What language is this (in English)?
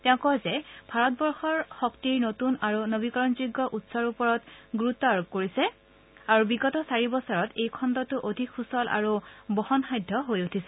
Assamese